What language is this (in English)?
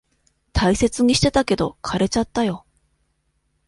Japanese